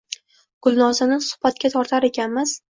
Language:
Uzbek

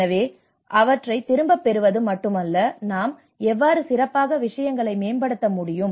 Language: Tamil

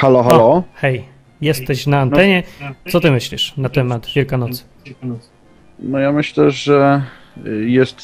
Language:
Polish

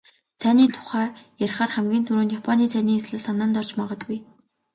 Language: Mongolian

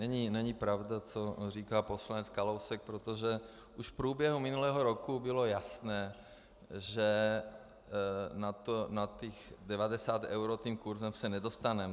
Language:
Czech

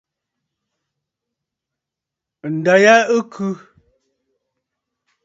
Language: Bafut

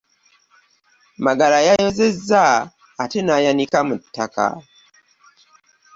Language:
Ganda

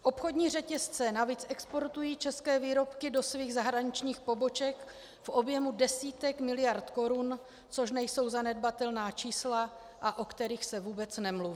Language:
Czech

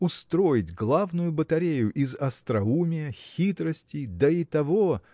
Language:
Russian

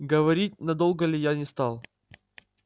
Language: Russian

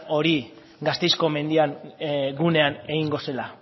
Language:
Basque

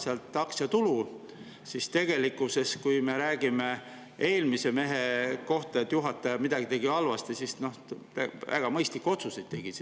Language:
Estonian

